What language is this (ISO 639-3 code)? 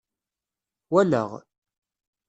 kab